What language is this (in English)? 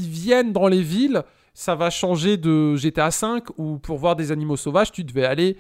French